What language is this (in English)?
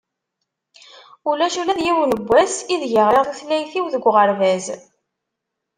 Kabyle